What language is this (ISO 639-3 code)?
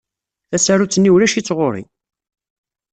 kab